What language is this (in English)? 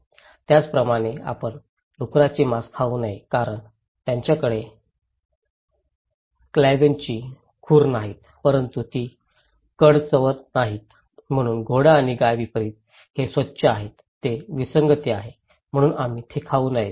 Marathi